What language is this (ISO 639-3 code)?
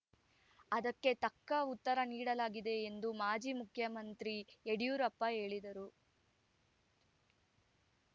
kan